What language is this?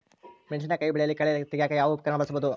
Kannada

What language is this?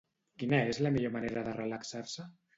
Catalan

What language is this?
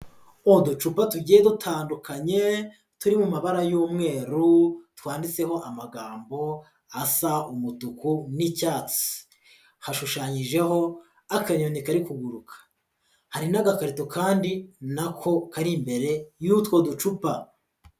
Kinyarwanda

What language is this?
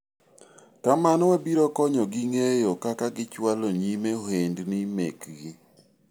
Luo (Kenya and Tanzania)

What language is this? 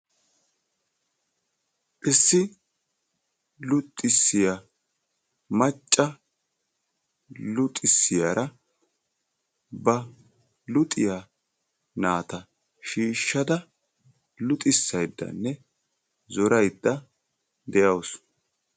Wolaytta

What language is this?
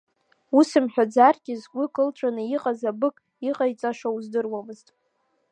Abkhazian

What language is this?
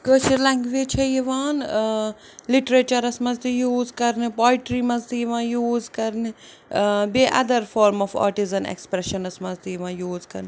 Kashmiri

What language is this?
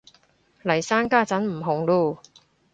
Cantonese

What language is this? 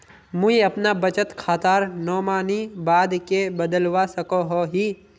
Magahi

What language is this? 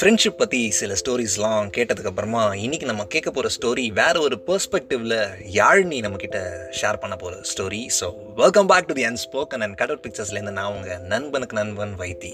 Tamil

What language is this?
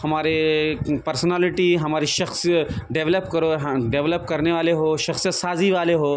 Urdu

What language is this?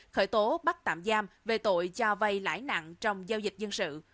Vietnamese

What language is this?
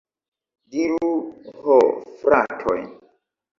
Esperanto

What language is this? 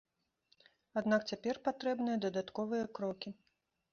Belarusian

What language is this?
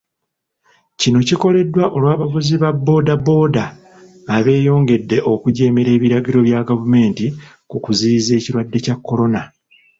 Ganda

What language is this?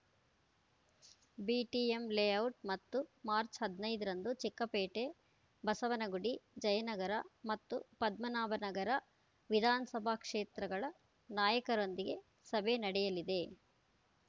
Kannada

